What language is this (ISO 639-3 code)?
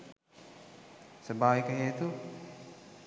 sin